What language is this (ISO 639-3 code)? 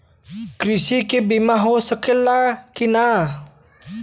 bho